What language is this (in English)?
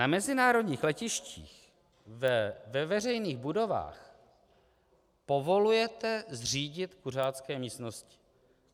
Czech